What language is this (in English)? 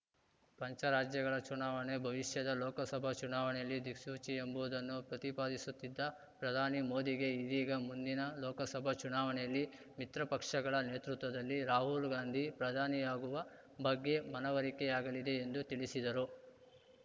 Kannada